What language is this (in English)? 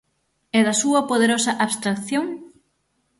Galician